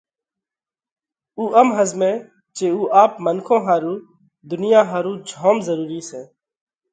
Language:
Parkari Koli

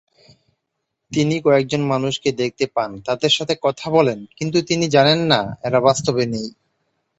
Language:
Bangla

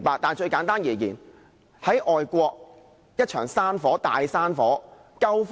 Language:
Cantonese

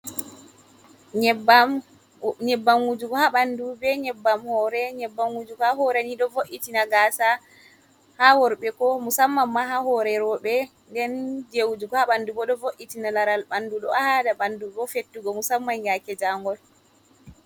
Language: Fula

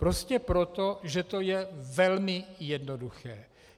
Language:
Czech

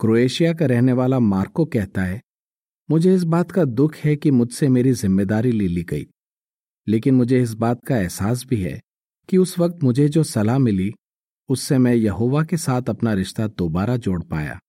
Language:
Hindi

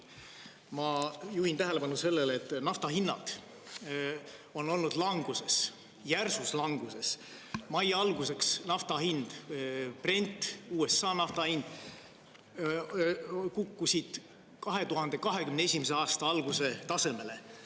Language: Estonian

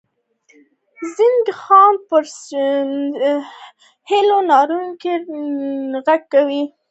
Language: Pashto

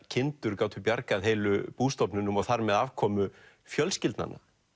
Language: Icelandic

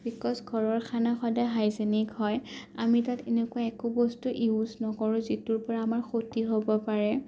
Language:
Assamese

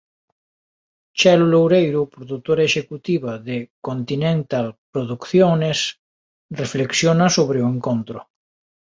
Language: Galician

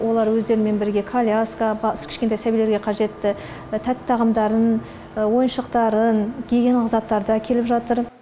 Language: Kazakh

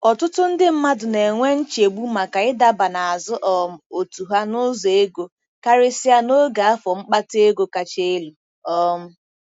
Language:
Igbo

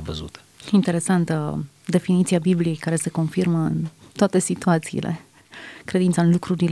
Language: Romanian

